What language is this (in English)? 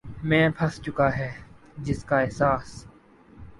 Urdu